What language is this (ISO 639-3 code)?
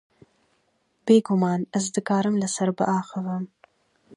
kur